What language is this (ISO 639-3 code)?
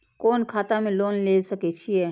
mai